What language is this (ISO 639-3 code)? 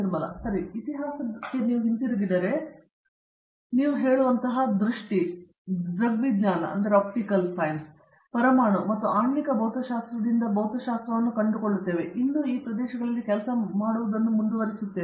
kan